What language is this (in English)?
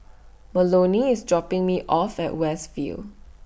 English